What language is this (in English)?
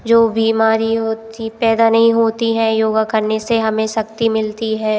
Hindi